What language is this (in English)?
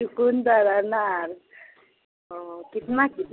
Hindi